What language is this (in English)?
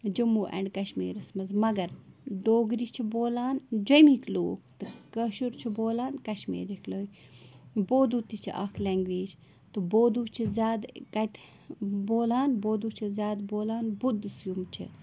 Kashmiri